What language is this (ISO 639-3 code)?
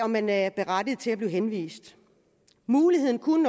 dan